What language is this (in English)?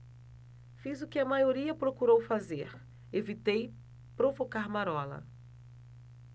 Portuguese